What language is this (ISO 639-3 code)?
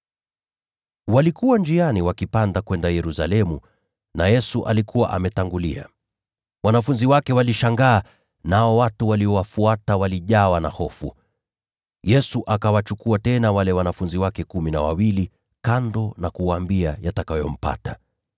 swa